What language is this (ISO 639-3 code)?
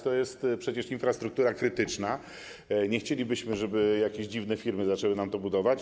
pol